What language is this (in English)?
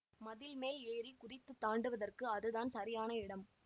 Tamil